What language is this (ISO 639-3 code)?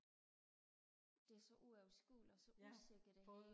dan